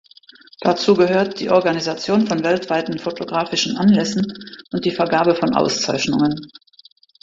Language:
German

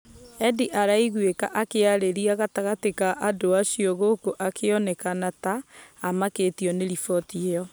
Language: Kikuyu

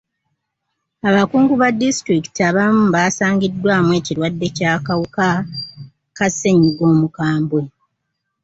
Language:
Ganda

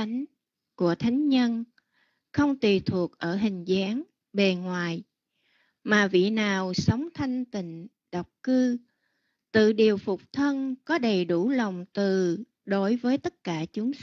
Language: Vietnamese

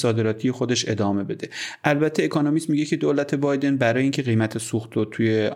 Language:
Persian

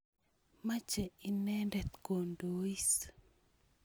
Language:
Kalenjin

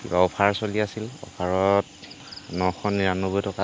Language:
Assamese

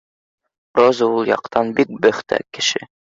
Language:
Bashkir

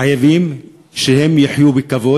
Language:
Hebrew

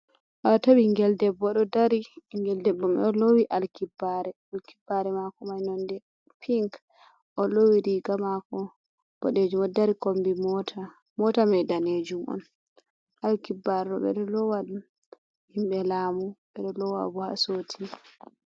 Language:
Fula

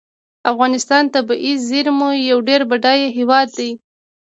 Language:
Pashto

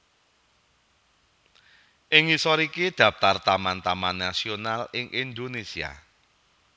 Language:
Javanese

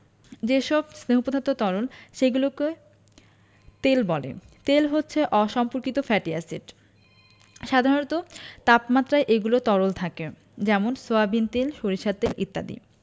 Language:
Bangla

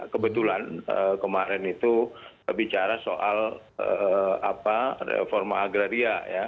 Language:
Indonesian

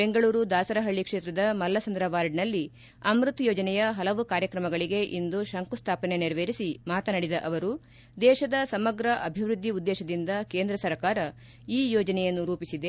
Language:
Kannada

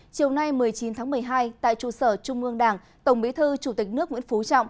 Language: Vietnamese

